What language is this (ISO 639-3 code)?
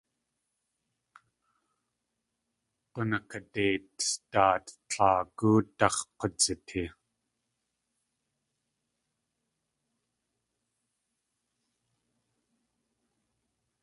tli